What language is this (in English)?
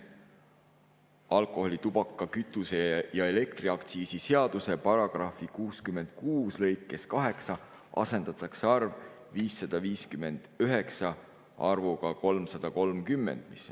Estonian